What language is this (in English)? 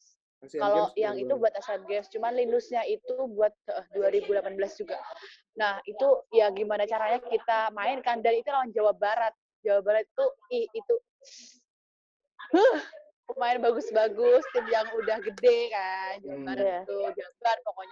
Indonesian